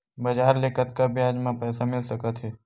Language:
Chhattisgarhi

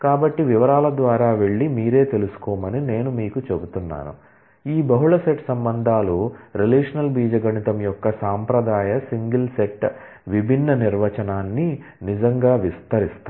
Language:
Telugu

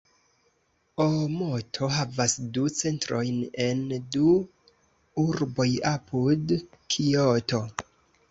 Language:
Esperanto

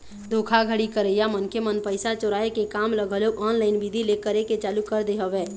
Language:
Chhattisgarhi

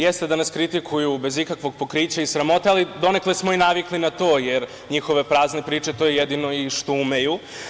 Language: Serbian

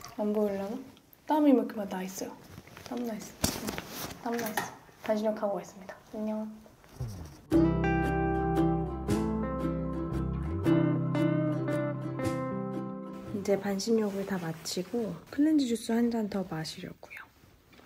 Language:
Korean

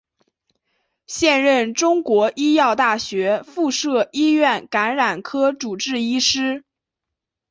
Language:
Chinese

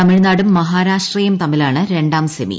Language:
Malayalam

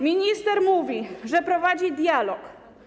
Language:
Polish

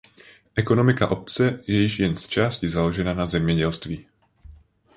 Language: Czech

